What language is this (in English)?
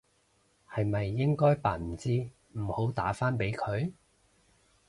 Cantonese